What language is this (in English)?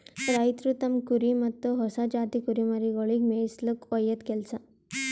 Kannada